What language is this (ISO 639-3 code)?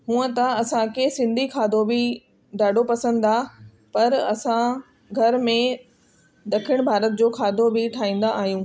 snd